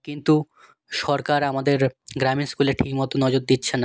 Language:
Bangla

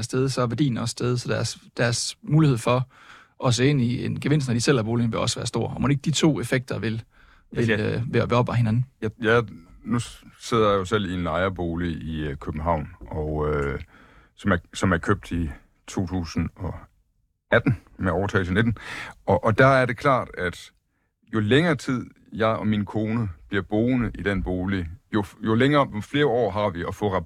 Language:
Danish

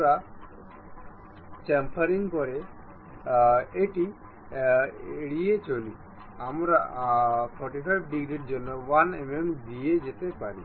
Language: Bangla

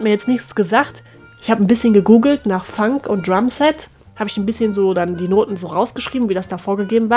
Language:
German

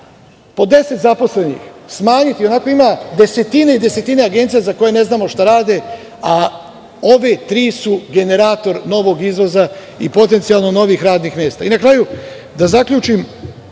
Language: Serbian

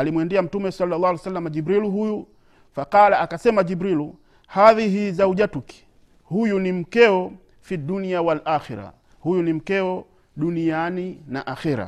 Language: Swahili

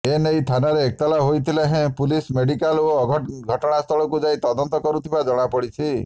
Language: Odia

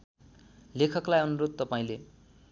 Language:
Nepali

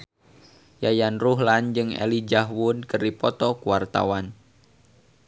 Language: Sundanese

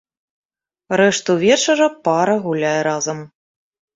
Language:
Belarusian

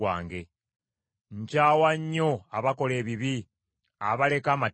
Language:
Ganda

